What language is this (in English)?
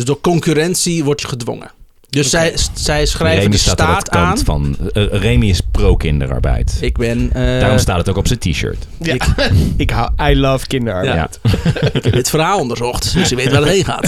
Dutch